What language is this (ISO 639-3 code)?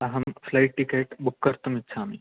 san